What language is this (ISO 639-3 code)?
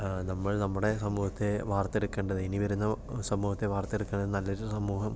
mal